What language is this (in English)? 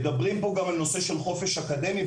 Hebrew